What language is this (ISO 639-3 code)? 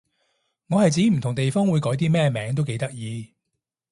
yue